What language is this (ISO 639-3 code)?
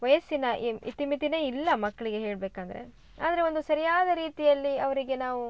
kan